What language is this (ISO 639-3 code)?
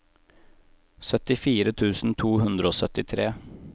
nor